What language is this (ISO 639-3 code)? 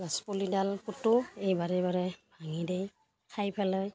asm